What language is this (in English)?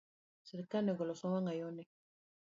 Luo (Kenya and Tanzania)